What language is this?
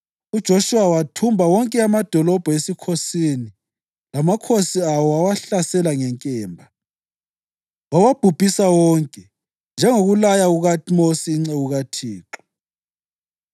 North Ndebele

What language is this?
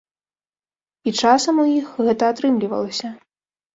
Belarusian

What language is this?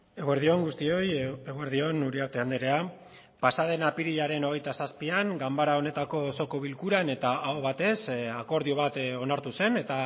Basque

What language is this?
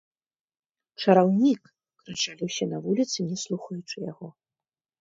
Belarusian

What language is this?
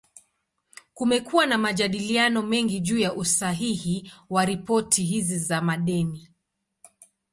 Swahili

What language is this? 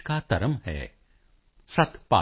Punjabi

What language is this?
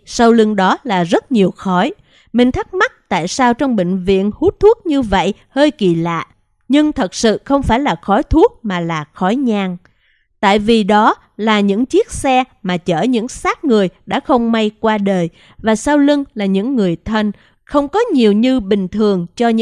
Vietnamese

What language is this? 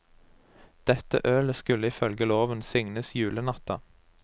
Norwegian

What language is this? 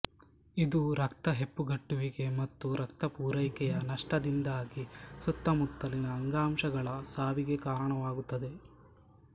Kannada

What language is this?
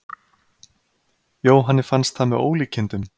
Icelandic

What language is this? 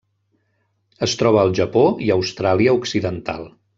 Catalan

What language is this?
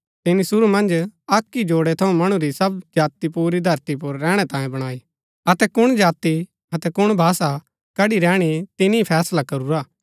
Gaddi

